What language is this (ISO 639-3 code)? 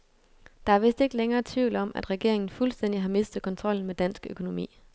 dan